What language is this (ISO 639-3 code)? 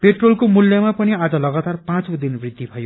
nep